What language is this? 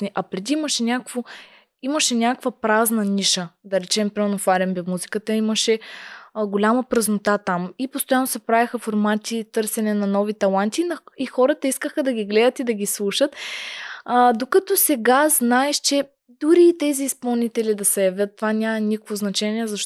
Bulgarian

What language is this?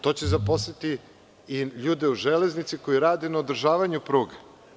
Serbian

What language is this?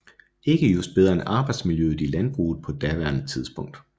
Danish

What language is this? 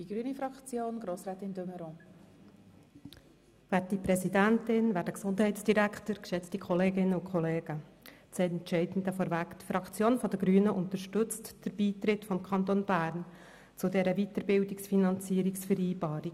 Swiss German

